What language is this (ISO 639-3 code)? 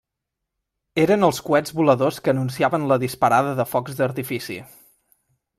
cat